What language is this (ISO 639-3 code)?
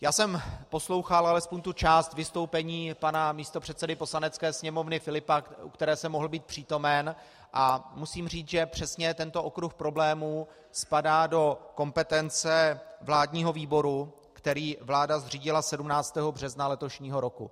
ces